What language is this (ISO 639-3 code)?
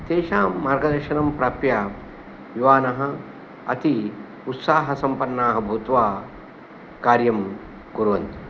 san